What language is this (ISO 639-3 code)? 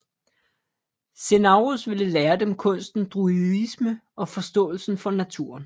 dan